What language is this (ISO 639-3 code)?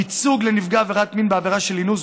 heb